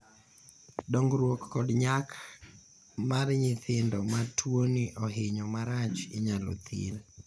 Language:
Luo (Kenya and Tanzania)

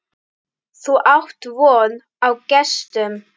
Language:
Icelandic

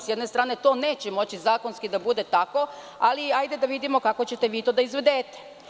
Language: Serbian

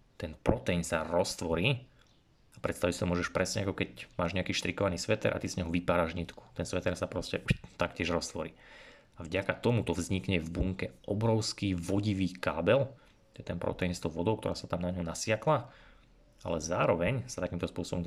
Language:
Slovak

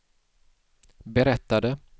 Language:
Swedish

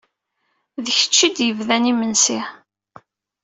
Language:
Kabyle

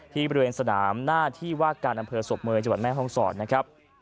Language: Thai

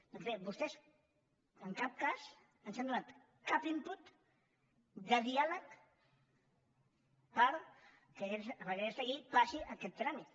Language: Catalan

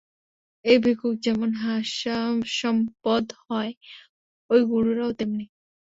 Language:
Bangla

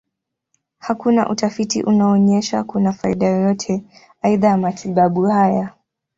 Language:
Swahili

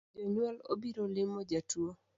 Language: Luo (Kenya and Tanzania)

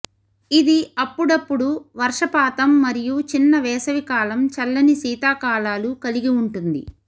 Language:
Telugu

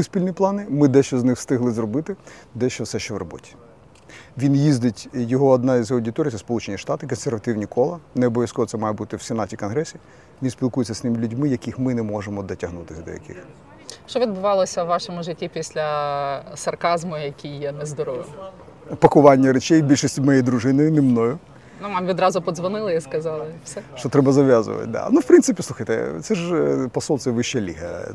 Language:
Ukrainian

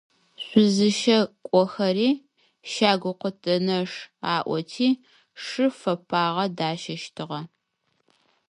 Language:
Adyghe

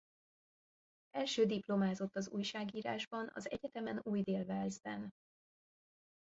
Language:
Hungarian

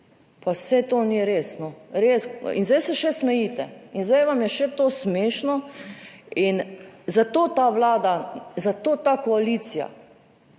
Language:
Slovenian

